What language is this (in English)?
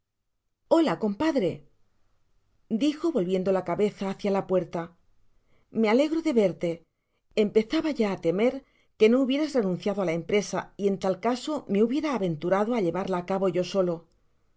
Spanish